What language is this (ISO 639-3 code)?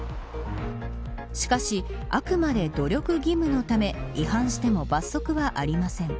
jpn